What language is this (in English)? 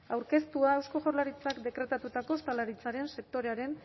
Basque